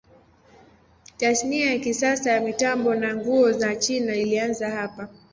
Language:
Swahili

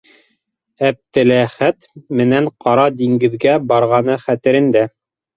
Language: Bashkir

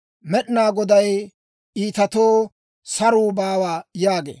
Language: Dawro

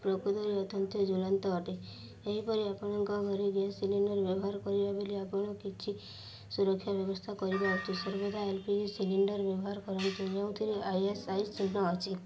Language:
Odia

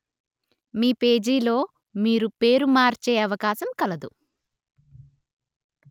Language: Telugu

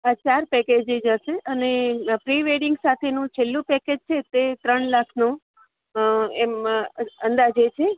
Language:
Gujarati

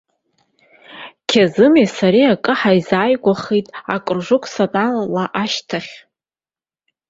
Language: Abkhazian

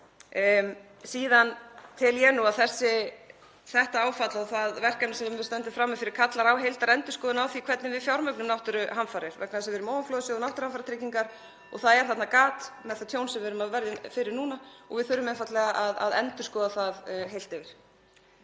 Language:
Icelandic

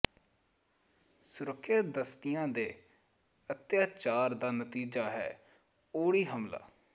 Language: Punjabi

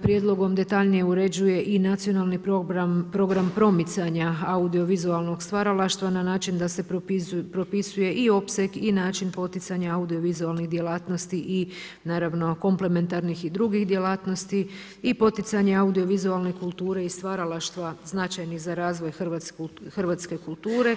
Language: Croatian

